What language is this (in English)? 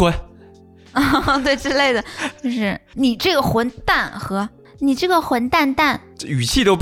Chinese